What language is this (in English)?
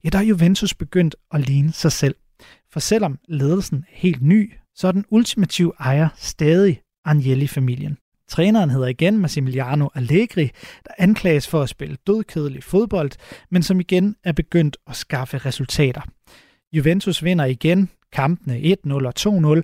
Danish